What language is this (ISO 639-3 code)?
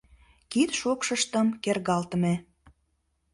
chm